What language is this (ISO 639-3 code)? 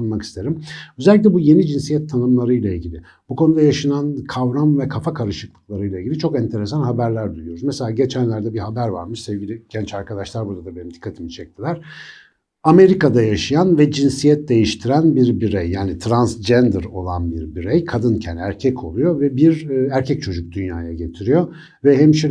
tur